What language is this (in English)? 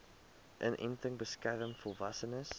Afrikaans